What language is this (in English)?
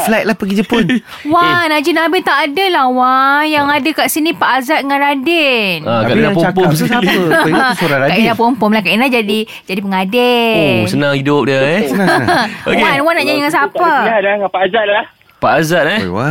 Malay